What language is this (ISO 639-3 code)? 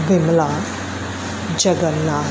pan